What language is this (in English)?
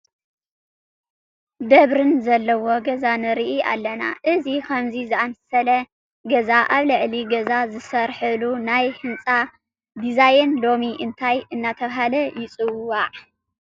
Tigrinya